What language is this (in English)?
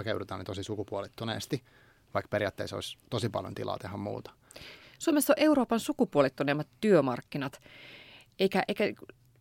Finnish